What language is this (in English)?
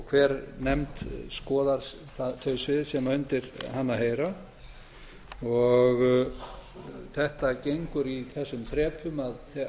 Icelandic